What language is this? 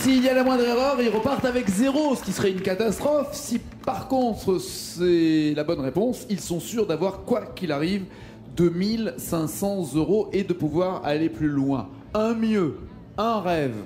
French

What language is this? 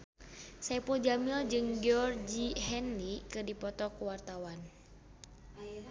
Sundanese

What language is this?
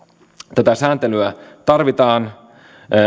Finnish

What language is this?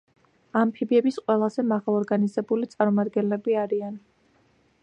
Georgian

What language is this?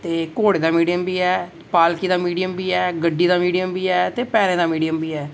Dogri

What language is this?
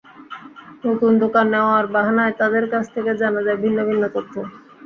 Bangla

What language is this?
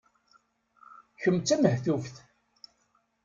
Kabyle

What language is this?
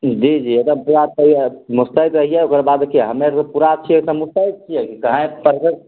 Maithili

